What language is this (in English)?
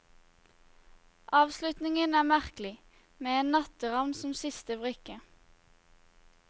Norwegian